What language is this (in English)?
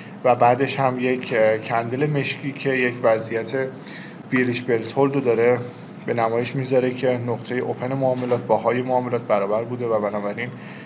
Persian